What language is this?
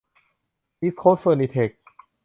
Thai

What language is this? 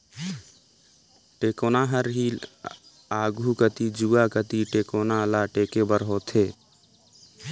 Chhattisgarhi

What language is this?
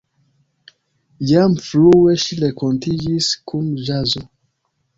Esperanto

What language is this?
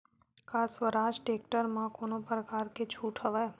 Chhattisgarhi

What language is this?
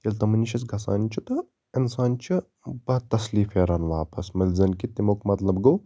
Kashmiri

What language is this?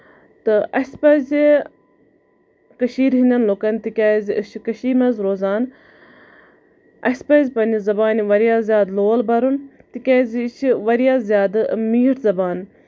Kashmiri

